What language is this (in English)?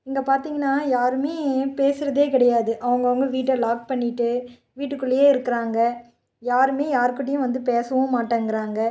Tamil